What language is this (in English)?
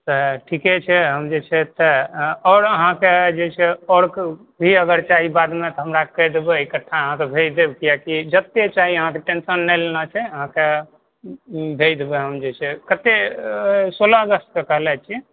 Maithili